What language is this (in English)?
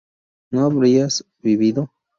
Spanish